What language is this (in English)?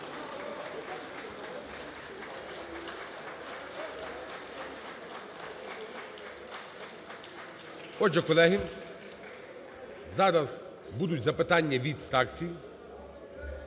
Ukrainian